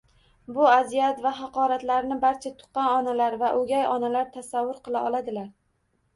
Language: Uzbek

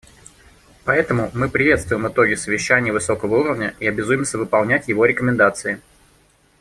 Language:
Russian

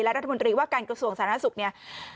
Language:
Thai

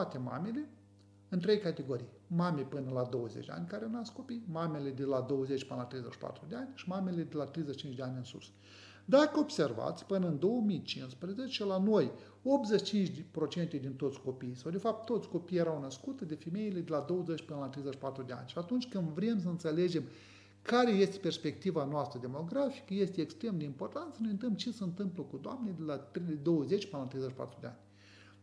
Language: Romanian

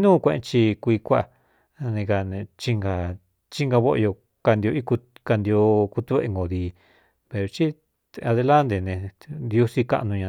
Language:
Cuyamecalco Mixtec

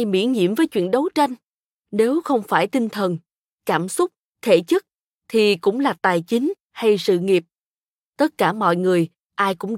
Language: Vietnamese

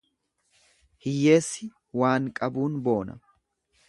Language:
Oromo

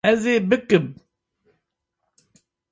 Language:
Kurdish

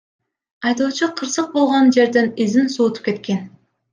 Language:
Kyrgyz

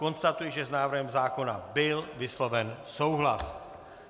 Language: Czech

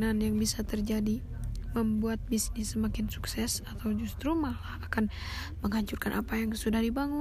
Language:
Indonesian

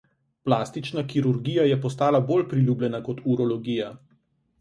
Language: Slovenian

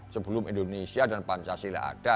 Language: Indonesian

